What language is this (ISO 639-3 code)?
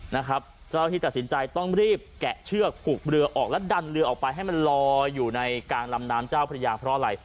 tha